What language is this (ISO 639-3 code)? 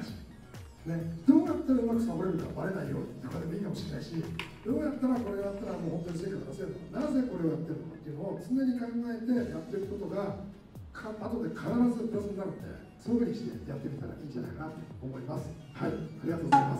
jpn